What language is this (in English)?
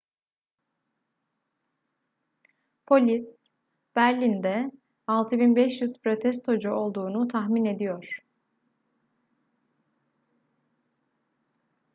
Turkish